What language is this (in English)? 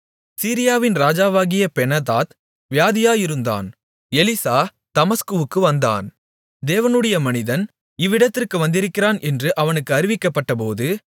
Tamil